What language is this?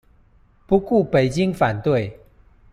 Chinese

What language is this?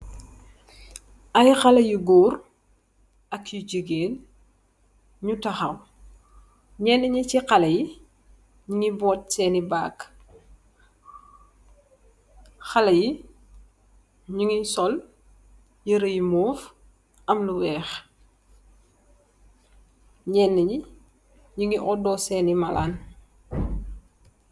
Wolof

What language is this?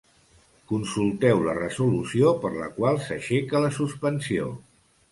Catalan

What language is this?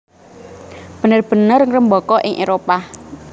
Javanese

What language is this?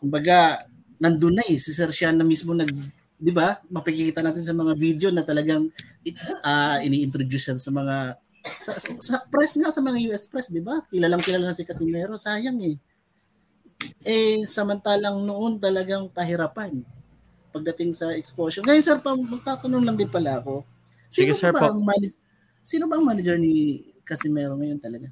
Filipino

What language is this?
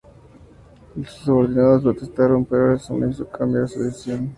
Spanish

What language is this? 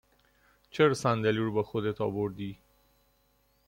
Persian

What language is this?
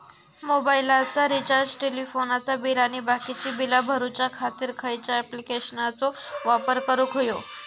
Marathi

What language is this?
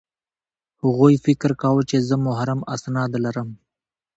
Pashto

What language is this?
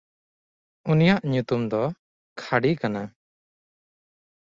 Santali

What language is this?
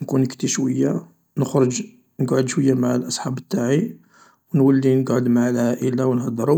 Algerian Arabic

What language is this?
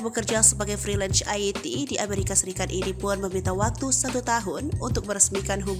Indonesian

